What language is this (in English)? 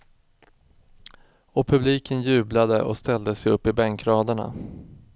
Swedish